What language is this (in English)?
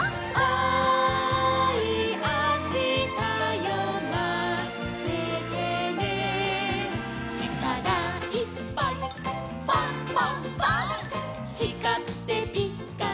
Japanese